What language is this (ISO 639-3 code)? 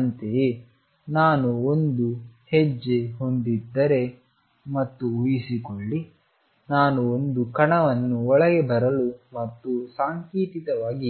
kan